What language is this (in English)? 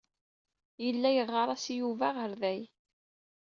Kabyle